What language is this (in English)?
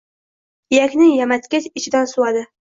Uzbek